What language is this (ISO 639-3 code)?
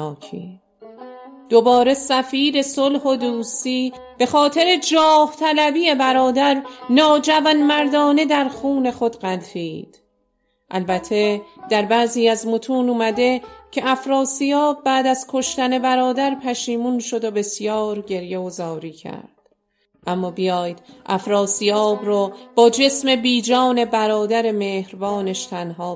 fas